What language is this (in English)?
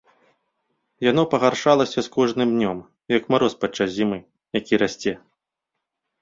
Belarusian